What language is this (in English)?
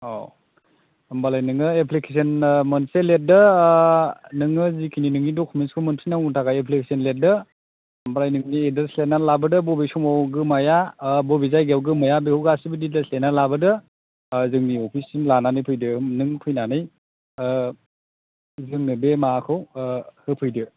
Bodo